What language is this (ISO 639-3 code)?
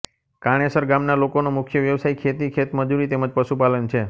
guj